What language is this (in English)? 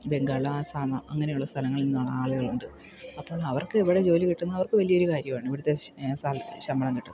Malayalam